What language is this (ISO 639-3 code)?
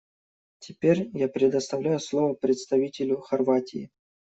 rus